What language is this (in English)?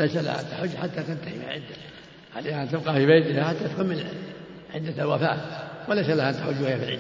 Arabic